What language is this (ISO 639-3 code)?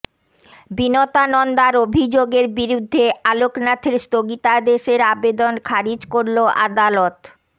ben